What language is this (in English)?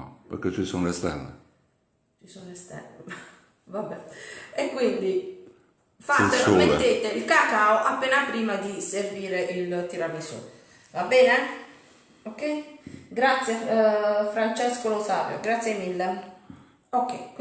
Italian